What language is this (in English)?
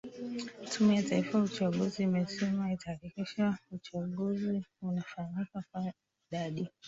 Swahili